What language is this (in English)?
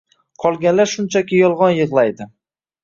Uzbek